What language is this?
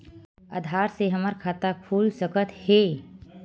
Chhattisgarhi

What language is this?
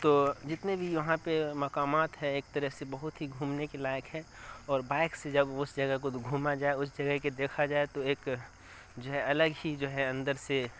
Urdu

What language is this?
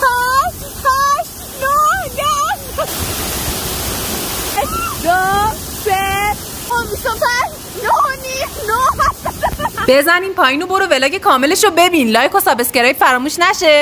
Persian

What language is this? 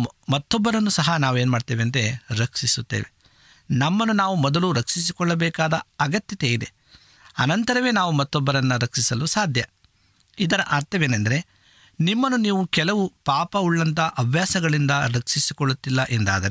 Kannada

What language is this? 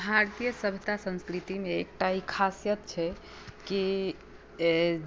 Maithili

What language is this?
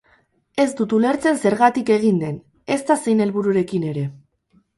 Basque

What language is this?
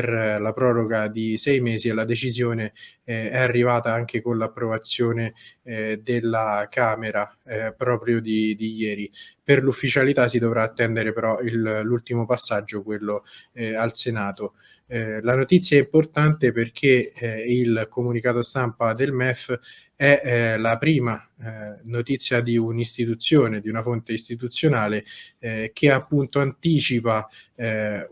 Italian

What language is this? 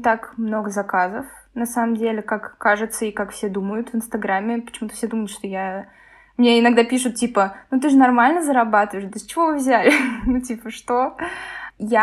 Russian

